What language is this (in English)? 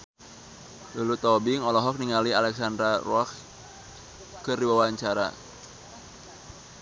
Sundanese